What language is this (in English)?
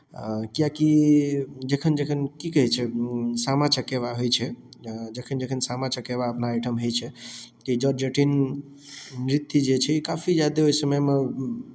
Maithili